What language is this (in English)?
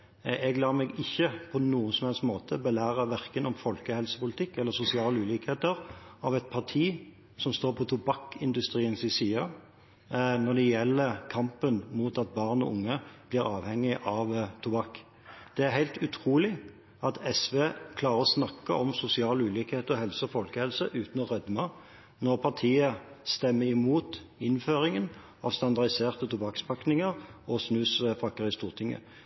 Norwegian Bokmål